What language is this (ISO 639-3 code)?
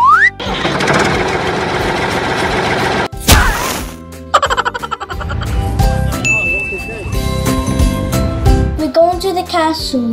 eng